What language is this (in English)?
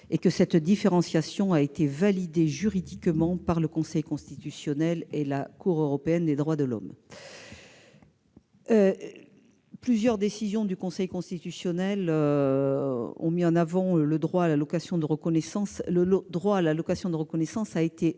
French